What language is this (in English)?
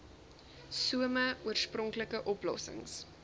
Afrikaans